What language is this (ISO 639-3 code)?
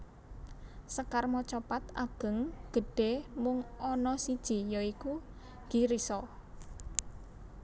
jav